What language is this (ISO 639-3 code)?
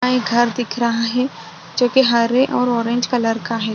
hin